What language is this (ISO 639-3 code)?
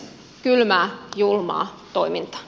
fin